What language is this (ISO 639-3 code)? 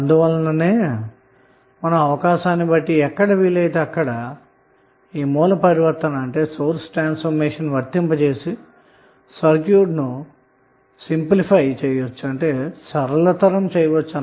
tel